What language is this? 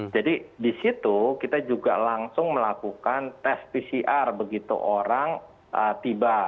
Indonesian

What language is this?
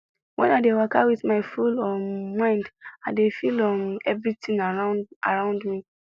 Nigerian Pidgin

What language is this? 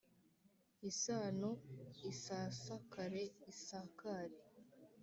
Kinyarwanda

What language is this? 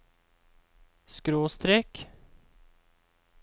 Norwegian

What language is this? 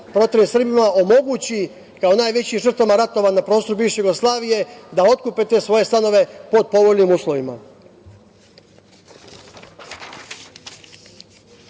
Serbian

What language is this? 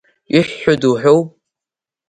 Abkhazian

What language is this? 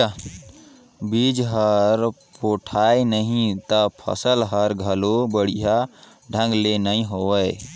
Chhattisgarhi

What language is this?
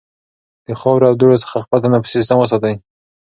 Pashto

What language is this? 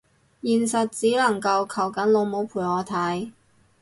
Cantonese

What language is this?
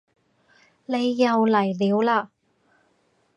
Cantonese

